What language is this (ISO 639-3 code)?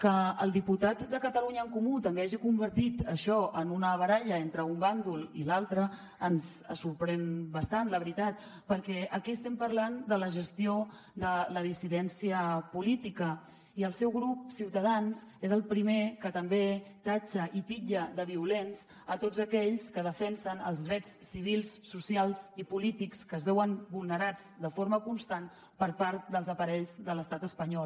cat